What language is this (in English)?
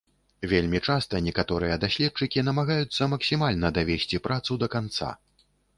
Belarusian